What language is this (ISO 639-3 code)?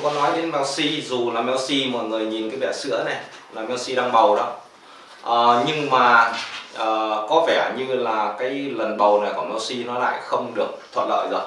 vie